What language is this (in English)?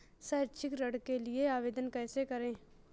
Hindi